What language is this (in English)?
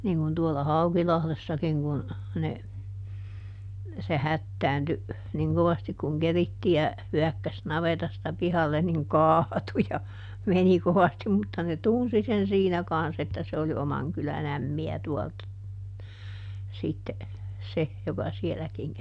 Finnish